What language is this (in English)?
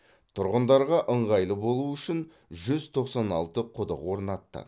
Kazakh